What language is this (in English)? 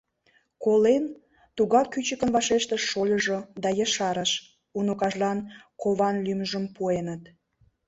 Mari